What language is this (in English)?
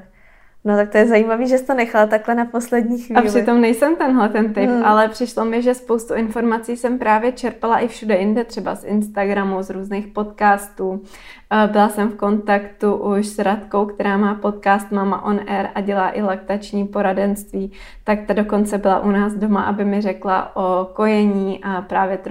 Czech